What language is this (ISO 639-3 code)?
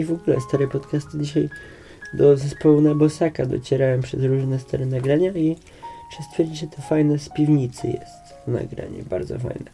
pol